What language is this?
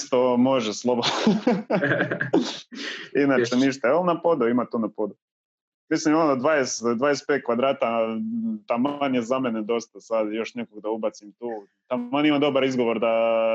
Croatian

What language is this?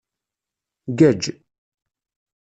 Kabyle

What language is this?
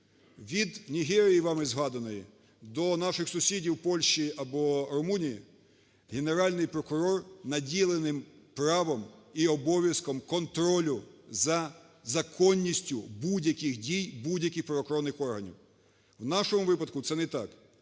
Ukrainian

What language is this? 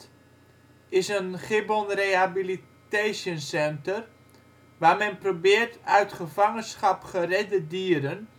Dutch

